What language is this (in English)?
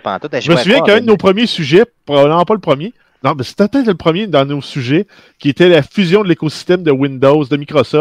French